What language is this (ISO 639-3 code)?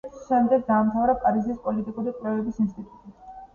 kat